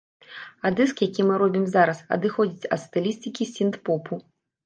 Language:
Belarusian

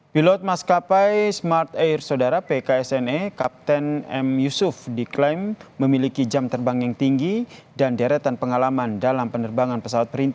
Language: Indonesian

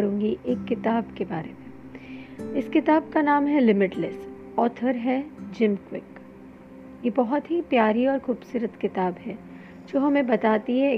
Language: Hindi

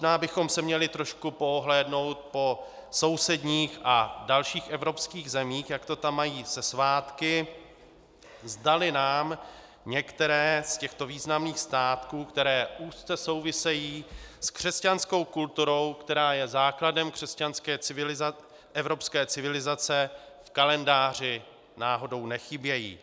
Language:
Czech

